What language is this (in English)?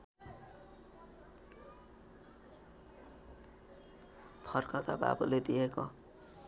Nepali